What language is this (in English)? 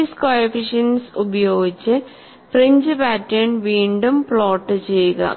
Malayalam